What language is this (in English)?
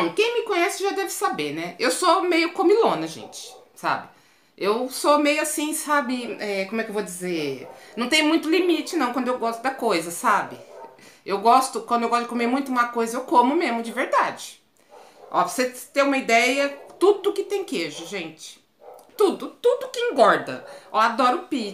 Portuguese